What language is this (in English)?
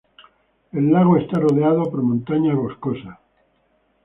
Spanish